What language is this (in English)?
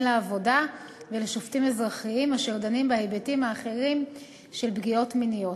Hebrew